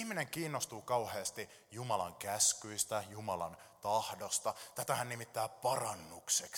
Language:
Finnish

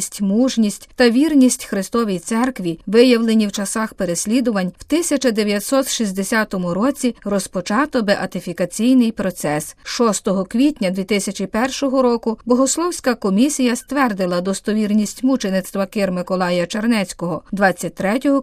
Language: Ukrainian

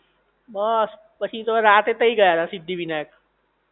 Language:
Gujarati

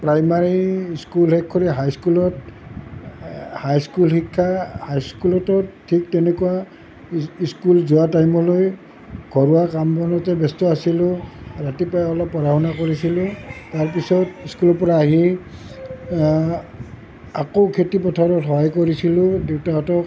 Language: Assamese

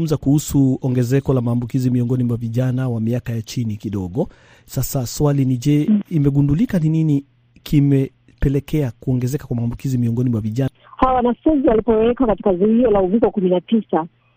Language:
Swahili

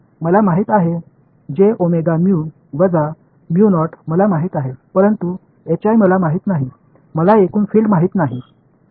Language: Marathi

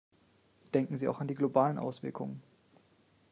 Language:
German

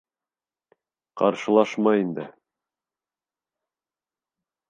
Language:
Bashkir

